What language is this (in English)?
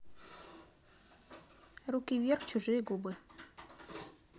Russian